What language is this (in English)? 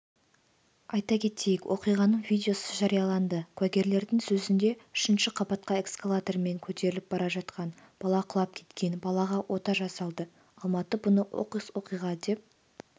Kazakh